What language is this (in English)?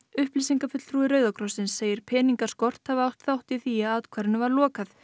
Icelandic